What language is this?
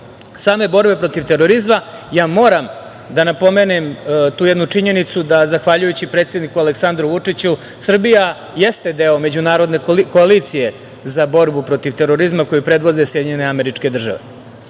Serbian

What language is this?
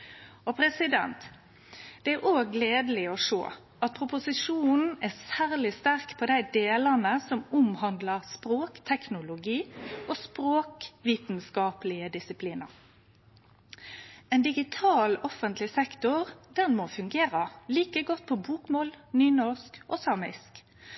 Norwegian Nynorsk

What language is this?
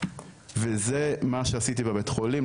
Hebrew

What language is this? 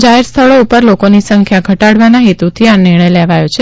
Gujarati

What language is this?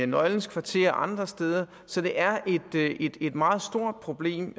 Danish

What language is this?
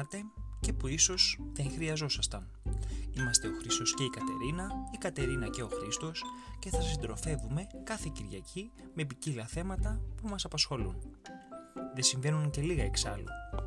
Greek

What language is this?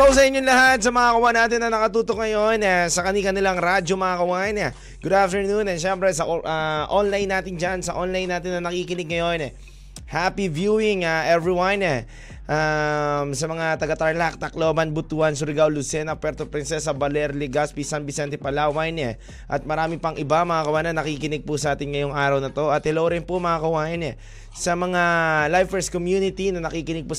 Filipino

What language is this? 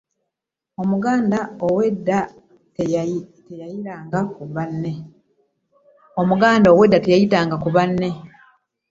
Ganda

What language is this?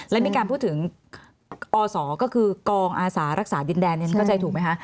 Thai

